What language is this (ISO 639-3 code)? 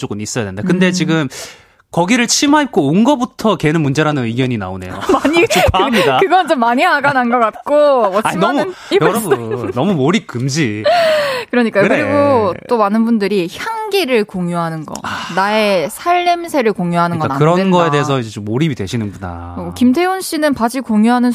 kor